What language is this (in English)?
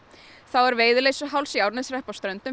Icelandic